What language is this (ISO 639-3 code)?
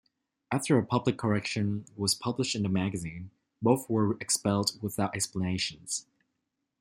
eng